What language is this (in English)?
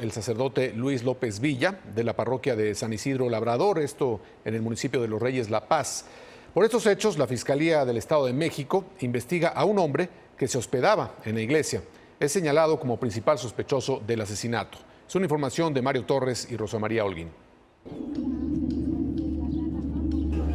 Spanish